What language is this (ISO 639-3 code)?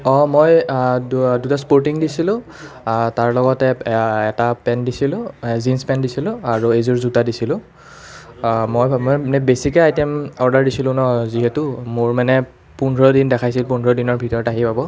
asm